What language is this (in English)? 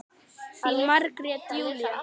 Icelandic